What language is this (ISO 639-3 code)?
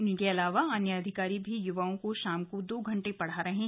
hin